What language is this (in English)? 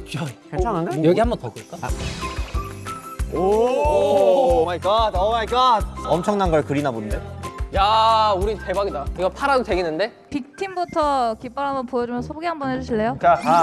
Korean